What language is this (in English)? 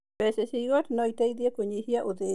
Kikuyu